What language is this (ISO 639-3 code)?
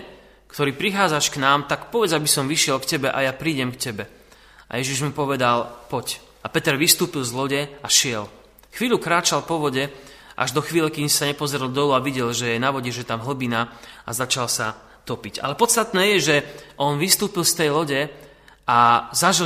slk